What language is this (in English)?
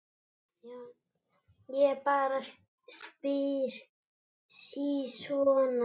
Icelandic